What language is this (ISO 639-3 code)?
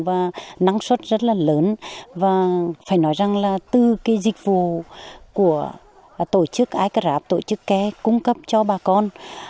vie